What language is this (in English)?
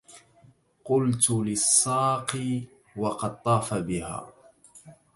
Arabic